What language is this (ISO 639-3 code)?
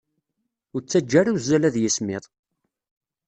kab